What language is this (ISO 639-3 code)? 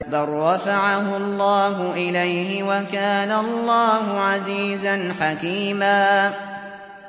ara